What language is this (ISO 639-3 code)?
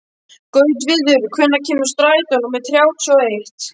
isl